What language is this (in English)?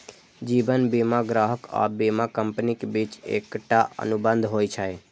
Maithili